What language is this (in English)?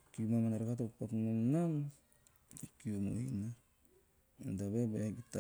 Teop